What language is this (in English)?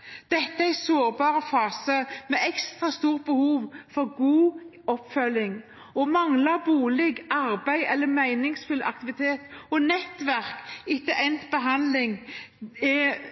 Norwegian Bokmål